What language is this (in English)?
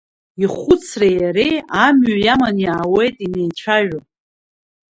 Abkhazian